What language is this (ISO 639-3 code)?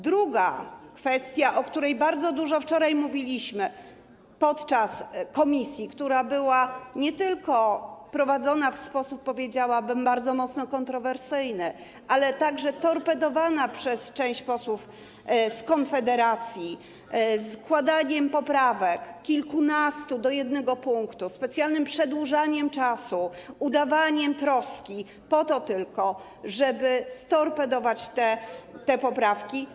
pol